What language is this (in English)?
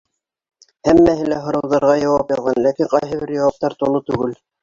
Bashkir